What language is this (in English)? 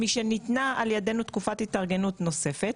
Hebrew